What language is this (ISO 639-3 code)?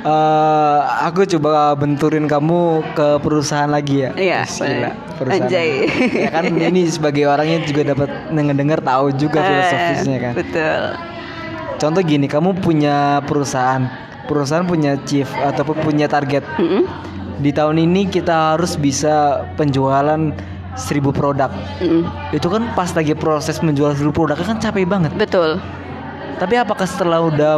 ind